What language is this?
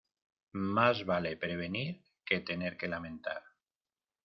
Spanish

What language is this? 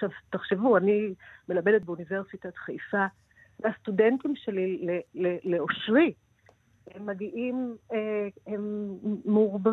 Hebrew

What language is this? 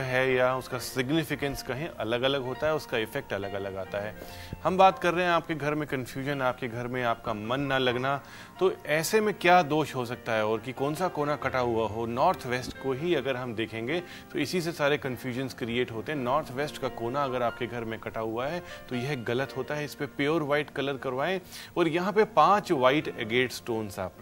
Hindi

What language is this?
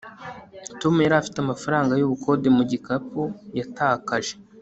Kinyarwanda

